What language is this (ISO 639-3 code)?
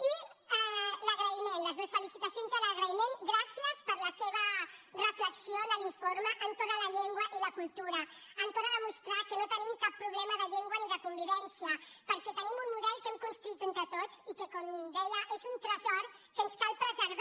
cat